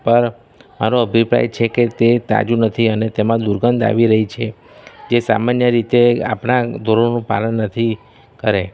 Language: Gujarati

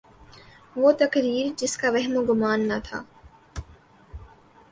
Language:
Urdu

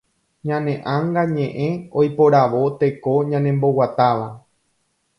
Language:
Guarani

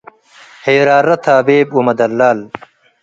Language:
Tigre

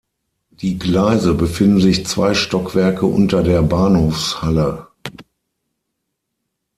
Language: German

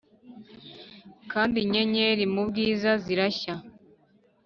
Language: Kinyarwanda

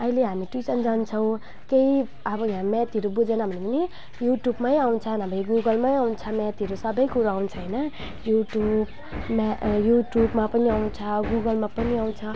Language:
Nepali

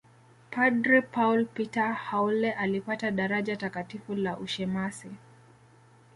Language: Swahili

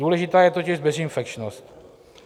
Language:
Czech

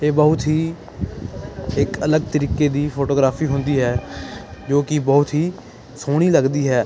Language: Punjabi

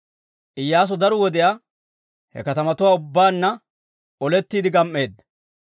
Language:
Dawro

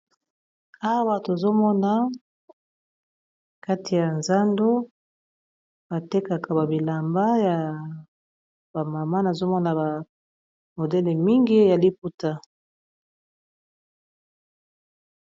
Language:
Lingala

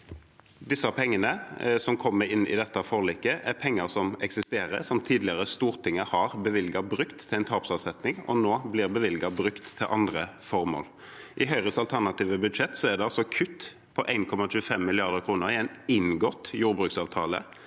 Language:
Norwegian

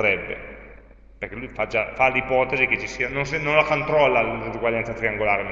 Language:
Italian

